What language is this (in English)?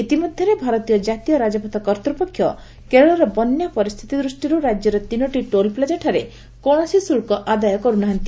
Odia